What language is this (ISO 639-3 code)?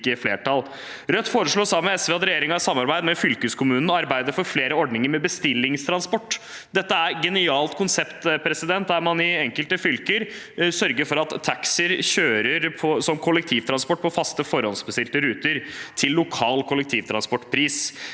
nor